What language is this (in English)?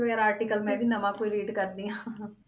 Punjabi